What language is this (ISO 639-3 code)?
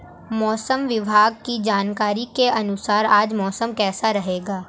hin